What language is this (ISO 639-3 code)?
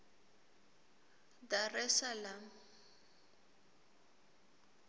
ssw